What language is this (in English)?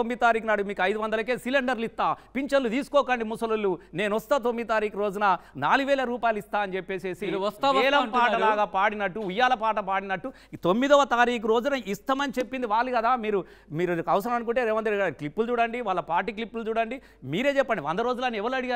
Telugu